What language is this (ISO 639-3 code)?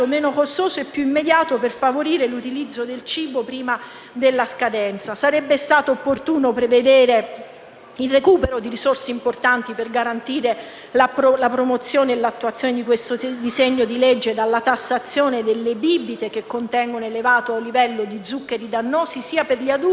ita